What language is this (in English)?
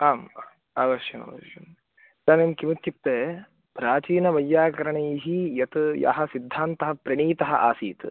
Sanskrit